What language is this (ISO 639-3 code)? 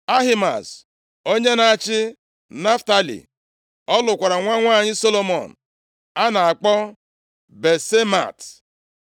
ibo